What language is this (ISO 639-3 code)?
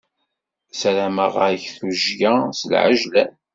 kab